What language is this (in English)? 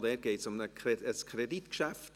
Swiss German